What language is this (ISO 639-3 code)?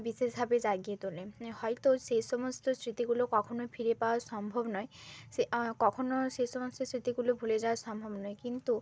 ben